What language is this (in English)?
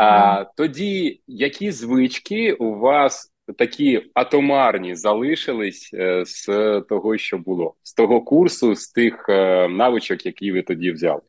Ukrainian